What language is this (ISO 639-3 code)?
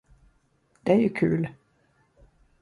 swe